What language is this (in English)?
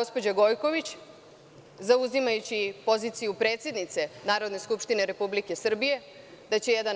Serbian